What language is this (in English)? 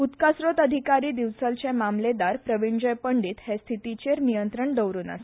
Konkani